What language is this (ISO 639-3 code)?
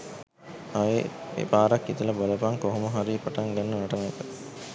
sin